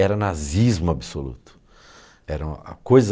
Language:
Portuguese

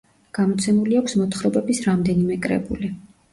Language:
Georgian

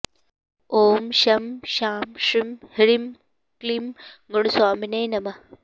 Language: Sanskrit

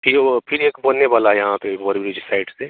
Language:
Hindi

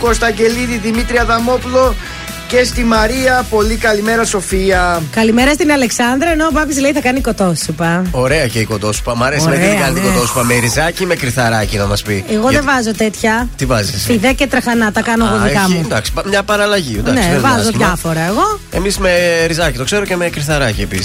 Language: Greek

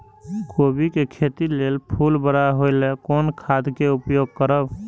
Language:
Maithili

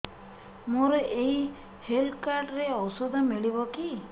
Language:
Odia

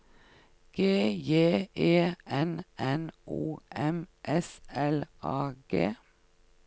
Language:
Norwegian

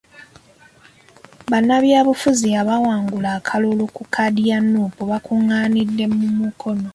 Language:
Ganda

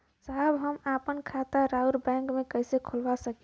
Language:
Bhojpuri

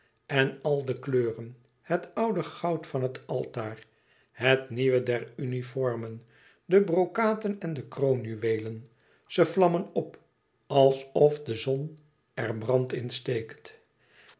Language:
Dutch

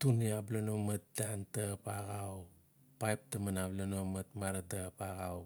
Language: Notsi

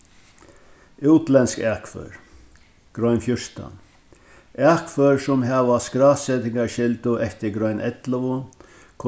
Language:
Faroese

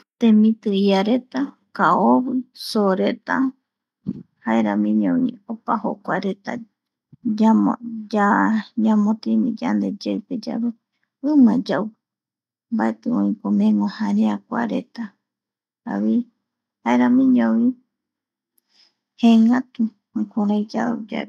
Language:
Eastern Bolivian Guaraní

